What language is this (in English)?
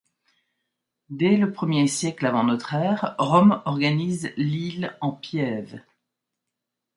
French